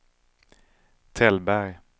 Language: Swedish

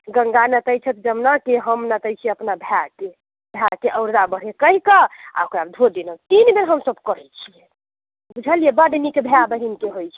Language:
Maithili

